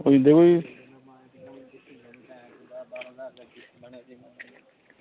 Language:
Dogri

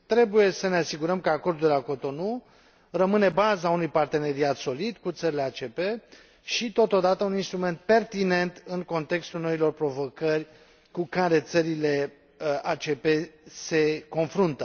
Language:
Romanian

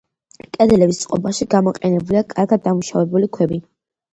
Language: Georgian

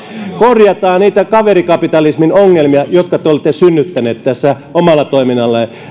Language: Finnish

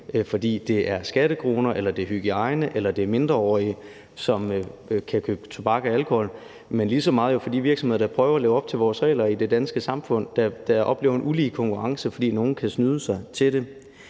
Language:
Danish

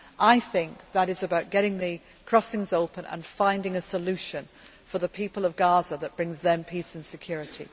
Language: English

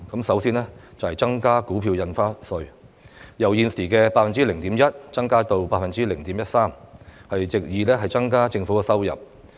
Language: Cantonese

